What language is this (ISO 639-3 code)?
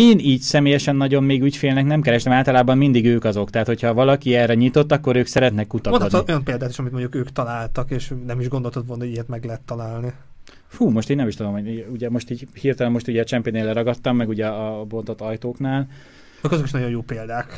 hun